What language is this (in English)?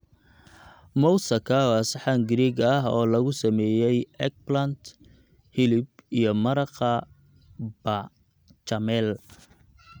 Somali